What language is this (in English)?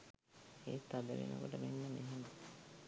Sinhala